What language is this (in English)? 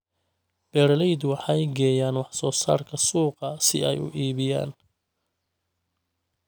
Somali